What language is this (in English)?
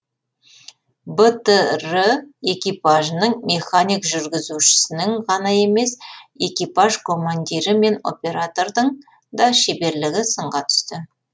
Kazakh